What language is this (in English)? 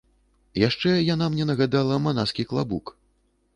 Belarusian